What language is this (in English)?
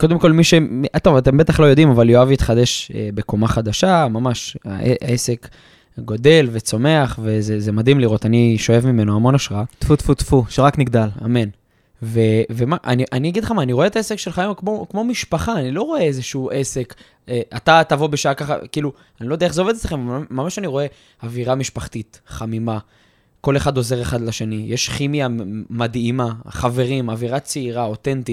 Hebrew